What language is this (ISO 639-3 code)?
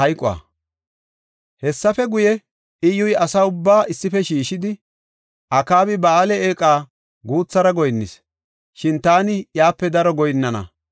gof